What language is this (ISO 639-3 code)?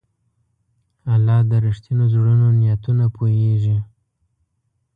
pus